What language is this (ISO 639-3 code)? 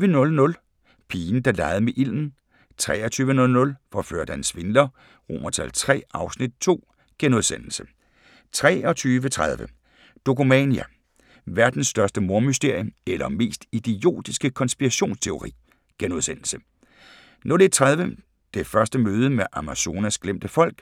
dan